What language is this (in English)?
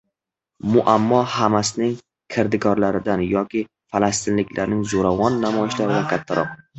Uzbek